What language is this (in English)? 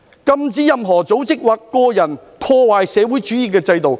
Cantonese